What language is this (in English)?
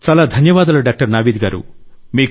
Telugu